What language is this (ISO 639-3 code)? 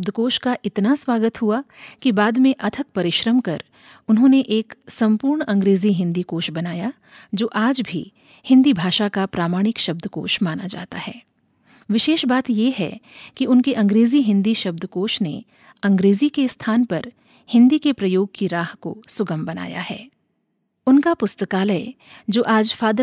hin